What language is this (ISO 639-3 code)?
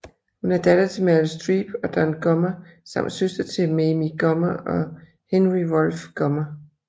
dan